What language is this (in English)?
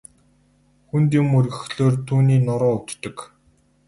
Mongolian